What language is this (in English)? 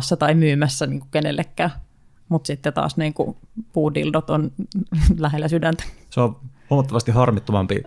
Finnish